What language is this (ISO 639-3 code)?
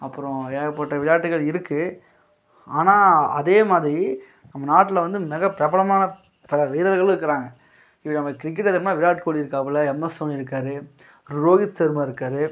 tam